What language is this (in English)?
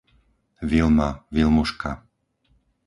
Slovak